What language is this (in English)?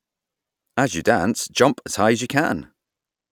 English